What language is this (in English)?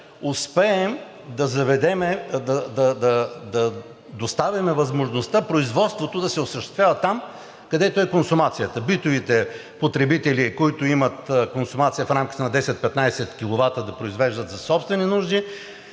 Bulgarian